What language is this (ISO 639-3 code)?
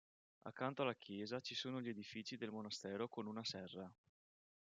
ita